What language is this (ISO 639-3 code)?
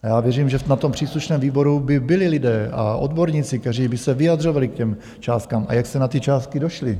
ces